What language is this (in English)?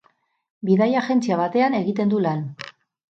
Basque